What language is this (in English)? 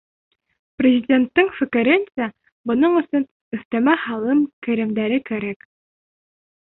Bashkir